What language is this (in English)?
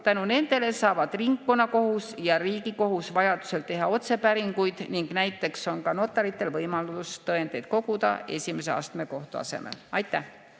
Estonian